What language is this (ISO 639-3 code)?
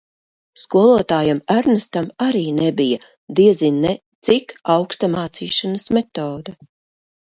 lav